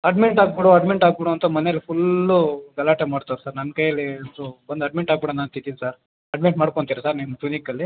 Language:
Kannada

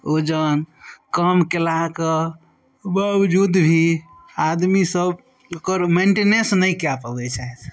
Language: Maithili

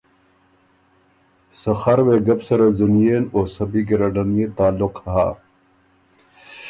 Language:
Ormuri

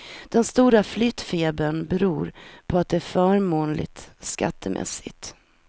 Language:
Swedish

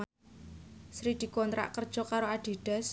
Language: Javanese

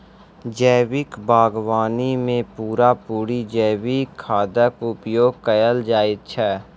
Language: Maithili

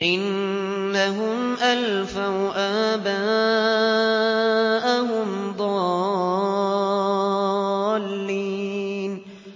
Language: Arabic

